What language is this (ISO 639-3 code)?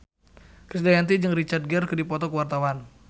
sun